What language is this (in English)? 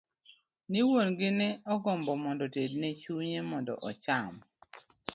Luo (Kenya and Tanzania)